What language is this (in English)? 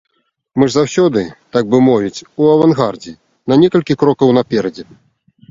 Belarusian